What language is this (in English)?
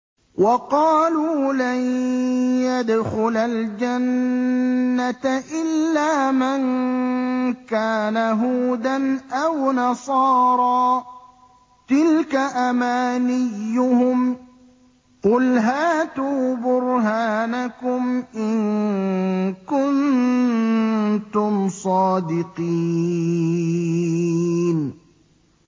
Arabic